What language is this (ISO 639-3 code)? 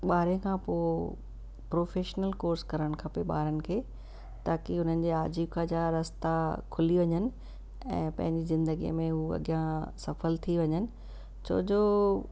snd